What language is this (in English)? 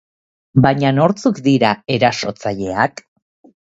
Basque